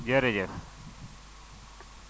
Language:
Wolof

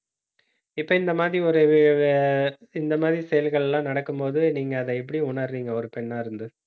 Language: Tamil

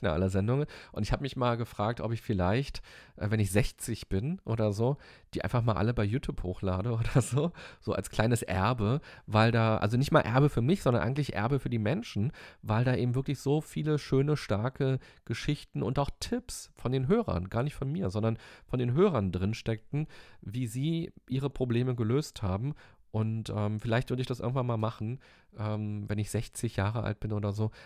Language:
German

